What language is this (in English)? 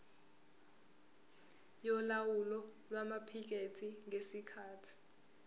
Zulu